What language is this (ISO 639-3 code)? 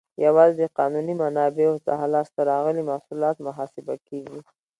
pus